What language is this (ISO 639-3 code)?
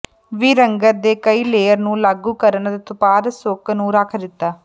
pan